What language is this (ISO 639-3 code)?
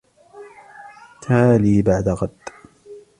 ara